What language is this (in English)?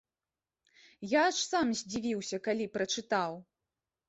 Belarusian